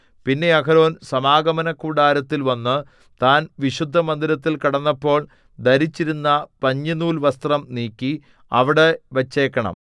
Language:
Malayalam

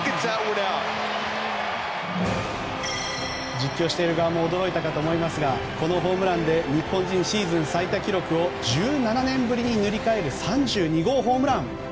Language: Japanese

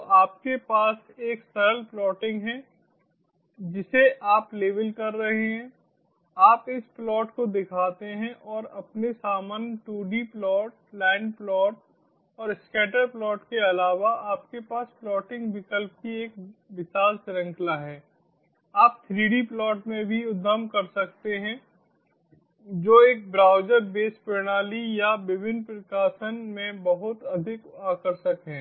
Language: Hindi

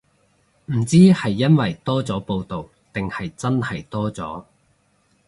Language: Cantonese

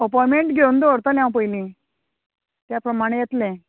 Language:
Konkani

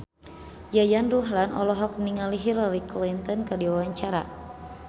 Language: Sundanese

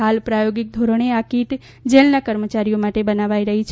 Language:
Gujarati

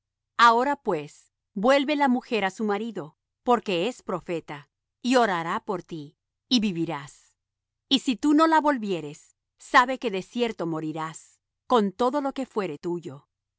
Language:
Spanish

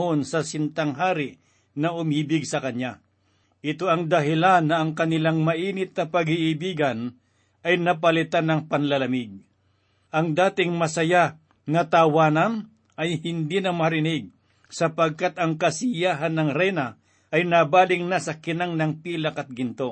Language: Filipino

